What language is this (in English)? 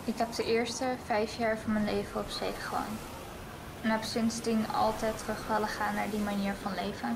Dutch